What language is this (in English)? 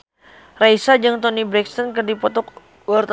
Sundanese